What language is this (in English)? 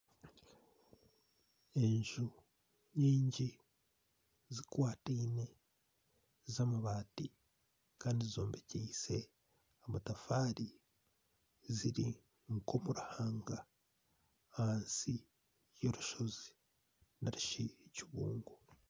Nyankole